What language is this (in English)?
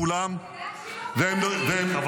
Hebrew